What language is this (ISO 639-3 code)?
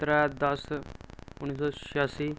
doi